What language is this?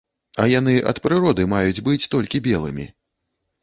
Belarusian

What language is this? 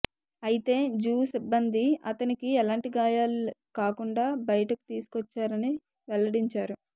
Telugu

